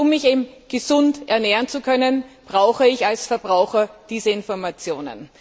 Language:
German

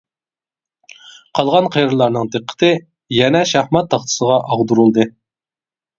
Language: Uyghur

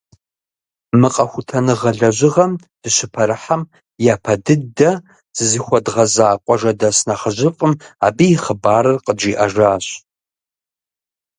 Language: Kabardian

